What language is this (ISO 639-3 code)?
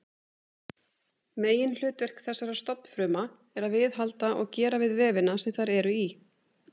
isl